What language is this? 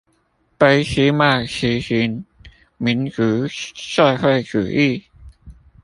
Chinese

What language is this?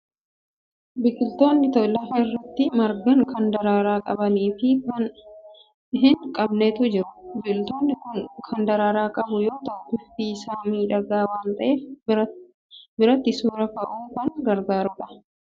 Oromo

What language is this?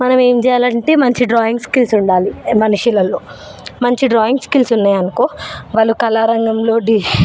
Telugu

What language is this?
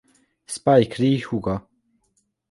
Hungarian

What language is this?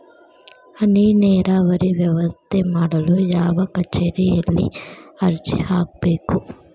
Kannada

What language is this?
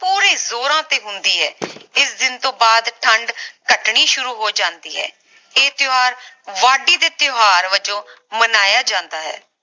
Punjabi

